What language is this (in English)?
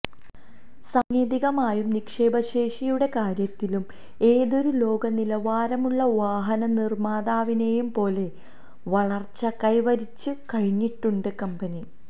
Malayalam